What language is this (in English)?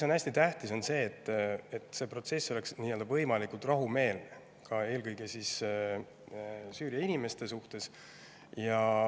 Estonian